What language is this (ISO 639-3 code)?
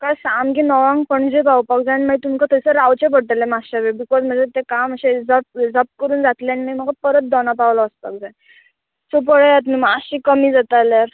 kok